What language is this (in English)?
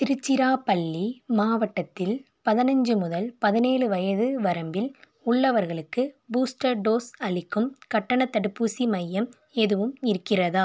Tamil